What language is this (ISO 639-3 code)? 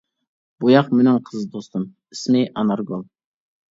uig